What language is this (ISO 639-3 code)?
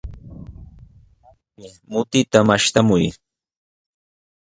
qws